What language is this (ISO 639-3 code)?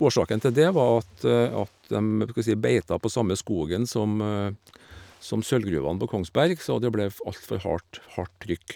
nor